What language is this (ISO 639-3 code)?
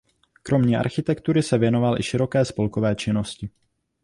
ces